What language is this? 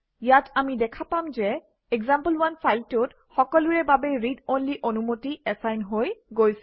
Assamese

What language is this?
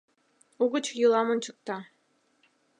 Mari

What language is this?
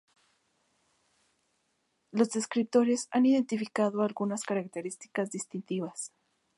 Spanish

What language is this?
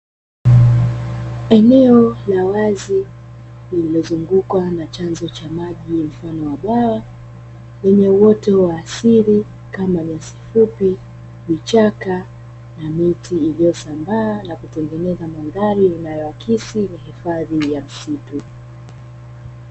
Swahili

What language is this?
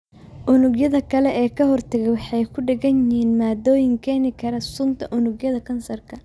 Somali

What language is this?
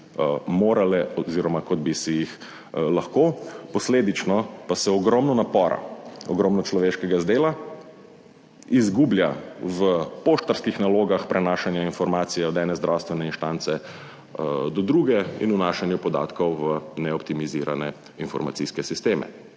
Slovenian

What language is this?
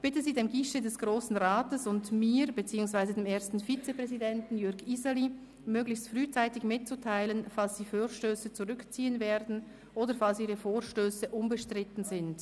Swiss German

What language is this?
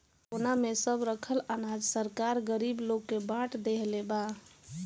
Bhojpuri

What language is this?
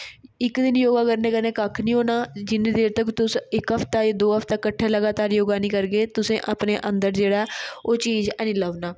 Dogri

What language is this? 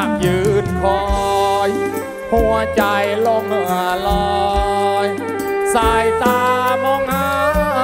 Thai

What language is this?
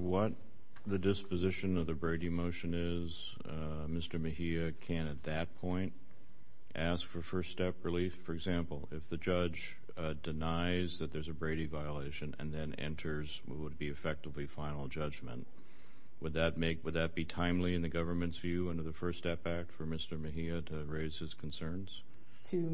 English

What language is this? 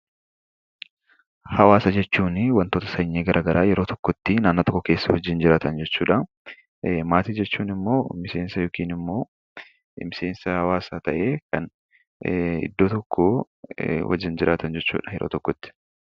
Oromo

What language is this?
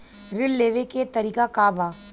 Bhojpuri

